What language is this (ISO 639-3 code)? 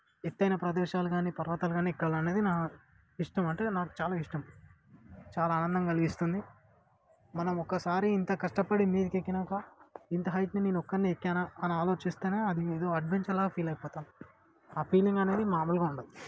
tel